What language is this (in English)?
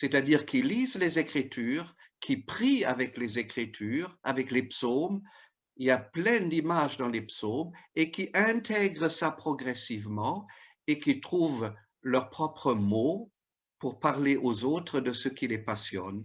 French